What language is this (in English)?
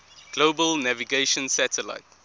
English